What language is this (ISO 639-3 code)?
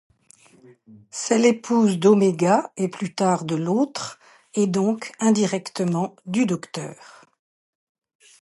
fra